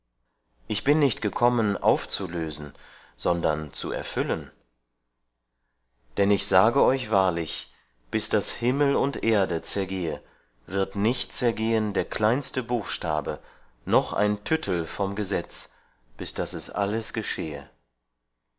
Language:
German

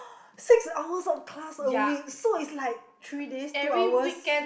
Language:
English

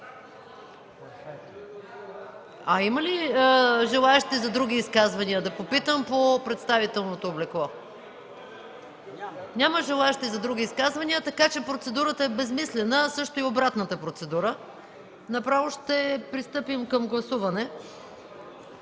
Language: Bulgarian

